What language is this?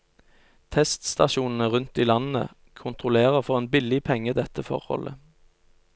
Norwegian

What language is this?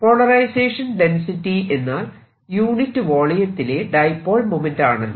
Malayalam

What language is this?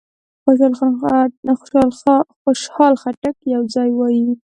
Pashto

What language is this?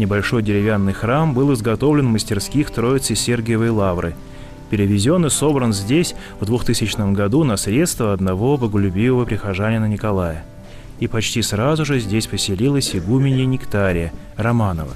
Russian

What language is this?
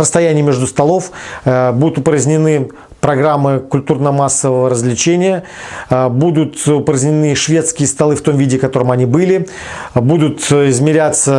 Russian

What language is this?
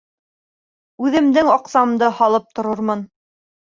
Bashkir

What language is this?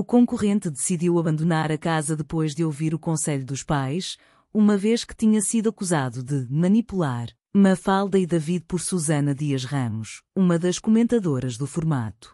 Portuguese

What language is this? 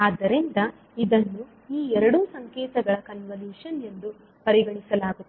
Kannada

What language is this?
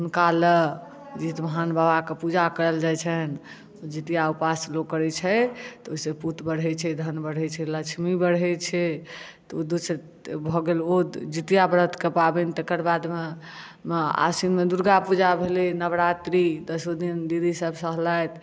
Maithili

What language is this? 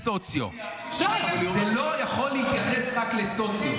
Hebrew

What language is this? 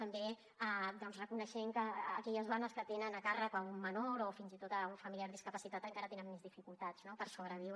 Catalan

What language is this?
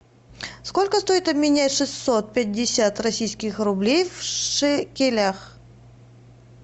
Russian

